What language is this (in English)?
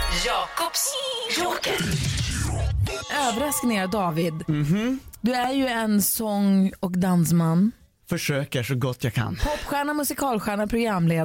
Swedish